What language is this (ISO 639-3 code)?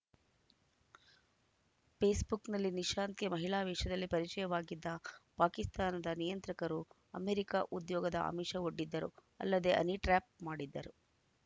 kan